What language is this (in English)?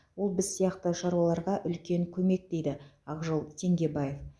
Kazakh